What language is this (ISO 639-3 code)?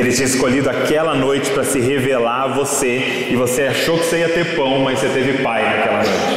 por